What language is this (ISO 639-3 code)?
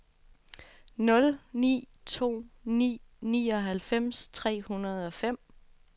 dan